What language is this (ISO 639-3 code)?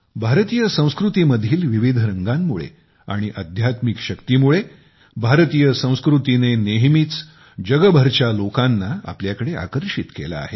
mar